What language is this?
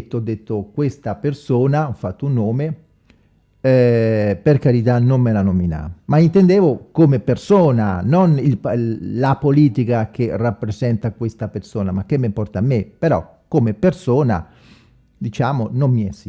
Italian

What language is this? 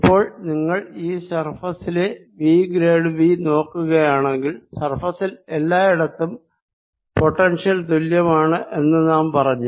Malayalam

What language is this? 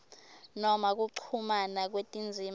Swati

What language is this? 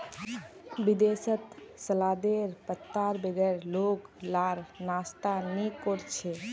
Magahi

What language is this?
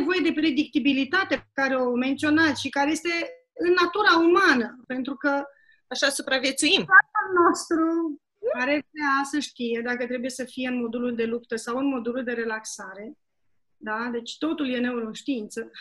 Romanian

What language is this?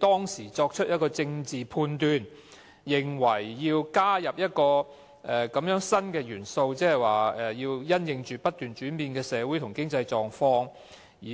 Cantonese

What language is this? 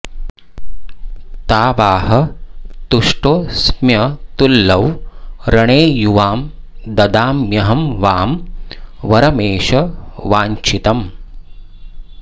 Sanskrit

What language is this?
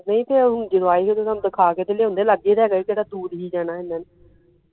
Punjabi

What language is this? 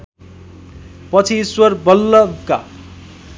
Nepali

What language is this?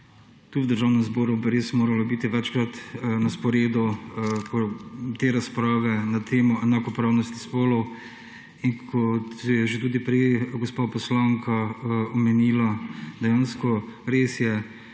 Slovenian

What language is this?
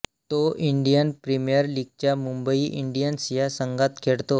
Marathi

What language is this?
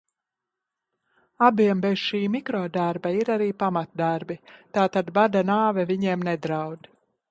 Latvian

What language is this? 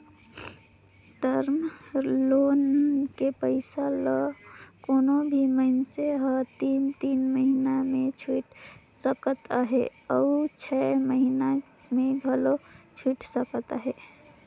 Chhattisgarhi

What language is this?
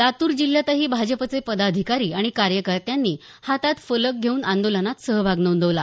Marathi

